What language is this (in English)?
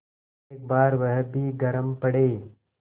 Hindi